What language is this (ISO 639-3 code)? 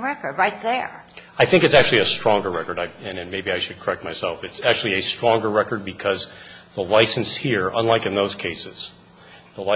eng